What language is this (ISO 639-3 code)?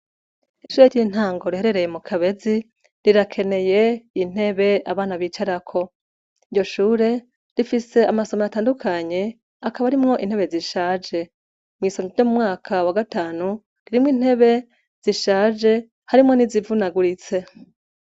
run